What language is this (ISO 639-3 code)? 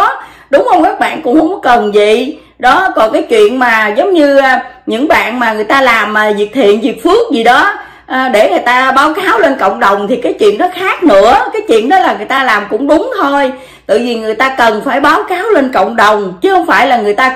vie